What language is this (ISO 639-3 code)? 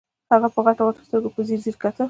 pus